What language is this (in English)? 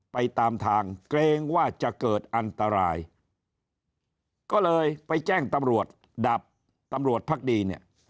Thai